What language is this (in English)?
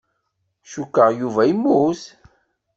Kabyle